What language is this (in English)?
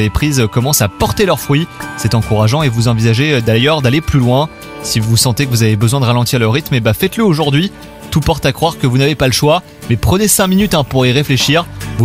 French